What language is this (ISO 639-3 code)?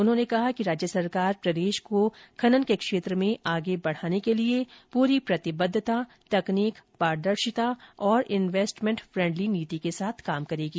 hin